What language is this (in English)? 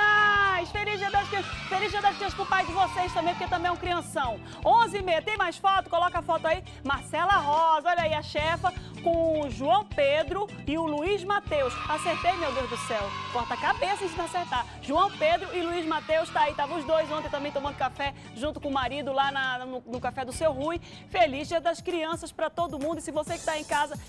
Portuguese